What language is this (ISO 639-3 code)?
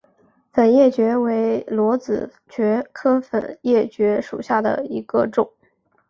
zho